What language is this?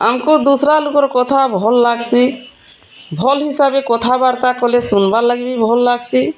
Odia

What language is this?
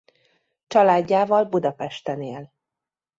Hungarian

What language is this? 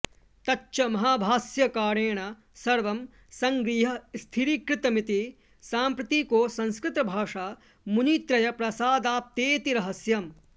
Sanskrit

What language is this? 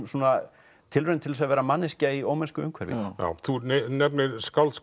Icelandic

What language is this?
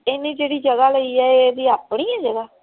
Punjabi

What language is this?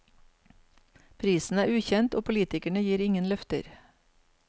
Norwegian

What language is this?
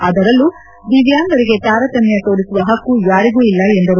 Kannada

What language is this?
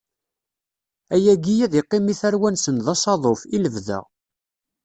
Kabyle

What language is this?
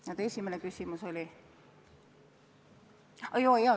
Estonian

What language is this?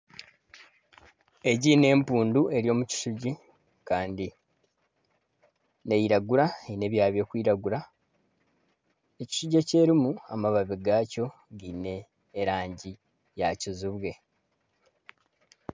Nyankole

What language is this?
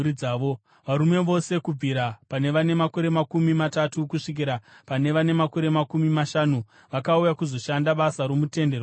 Shona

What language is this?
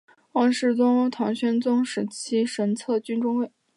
Chinese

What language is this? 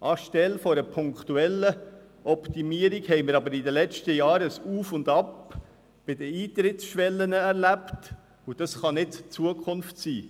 Swiss German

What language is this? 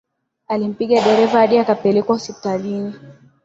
Swahili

